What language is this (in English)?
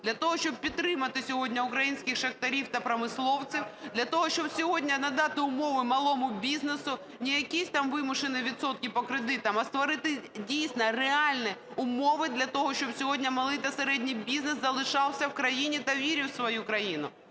Ukrainian